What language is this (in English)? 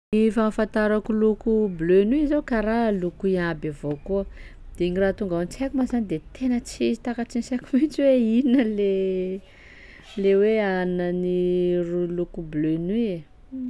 Sakalava Malagasy